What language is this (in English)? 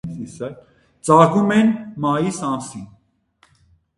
Armenian